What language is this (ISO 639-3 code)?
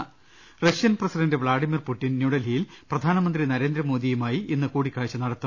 mal